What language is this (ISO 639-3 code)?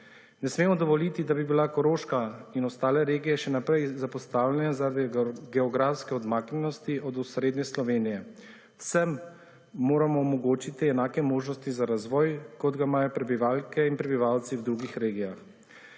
slv